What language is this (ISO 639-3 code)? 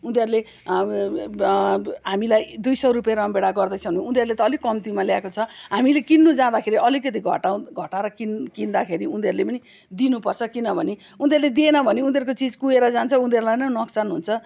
nep